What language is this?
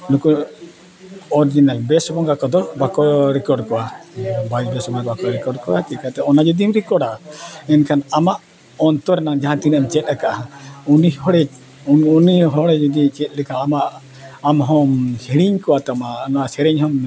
Santali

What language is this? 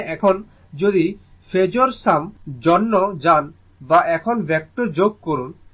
Bangla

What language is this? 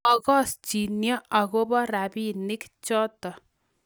Kalenjin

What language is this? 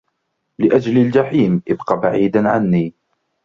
Arabic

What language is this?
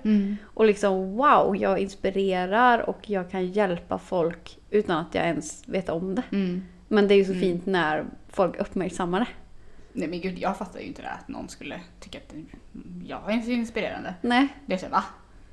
Swedish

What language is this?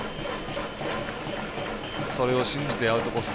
Japanese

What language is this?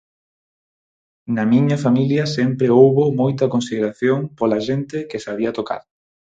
Galician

